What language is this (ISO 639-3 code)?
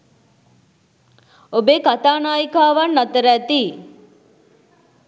sin